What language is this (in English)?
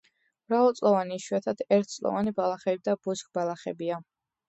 Georgian